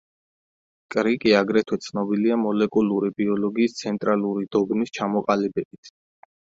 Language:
Georgian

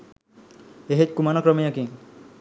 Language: Sinhala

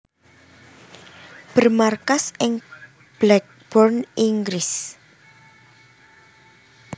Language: Javanese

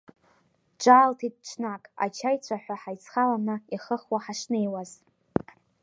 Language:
Abkhazian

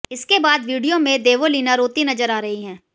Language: Hindi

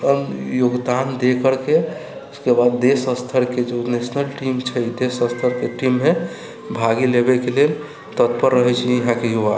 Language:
Maithili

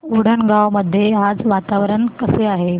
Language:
Marathi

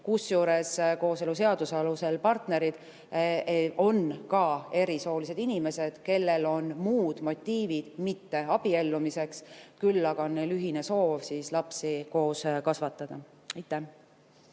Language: Estonian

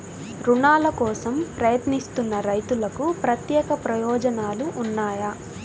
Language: Telugu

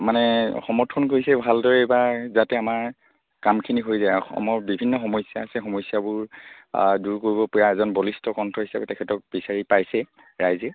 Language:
Assamese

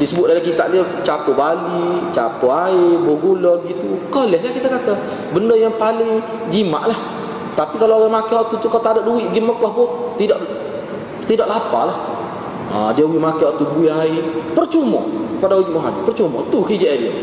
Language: Malay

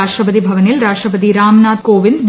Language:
Malayalam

